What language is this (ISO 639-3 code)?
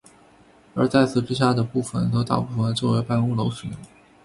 zho